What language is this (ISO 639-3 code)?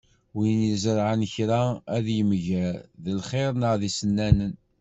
kab